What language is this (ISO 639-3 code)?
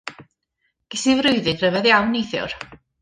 cym